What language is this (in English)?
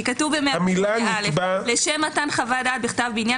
Hebrew